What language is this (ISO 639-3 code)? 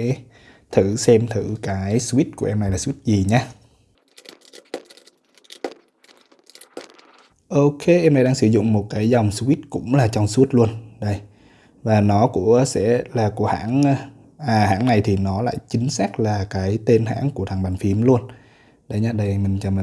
vie